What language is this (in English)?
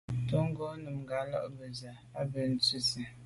Medumba